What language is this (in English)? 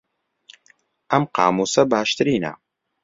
Central Kurdish